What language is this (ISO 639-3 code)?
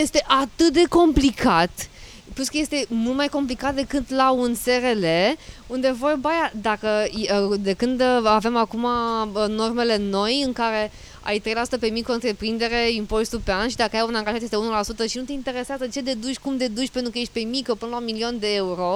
ron